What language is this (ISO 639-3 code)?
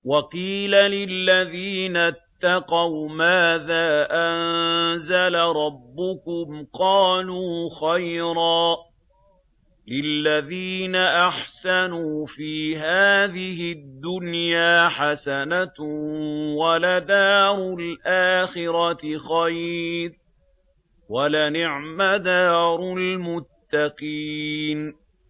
ara